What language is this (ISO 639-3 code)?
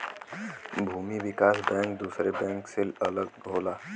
bho